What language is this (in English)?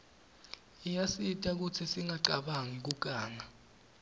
Swati